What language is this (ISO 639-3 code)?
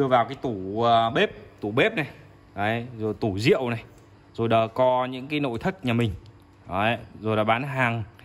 vie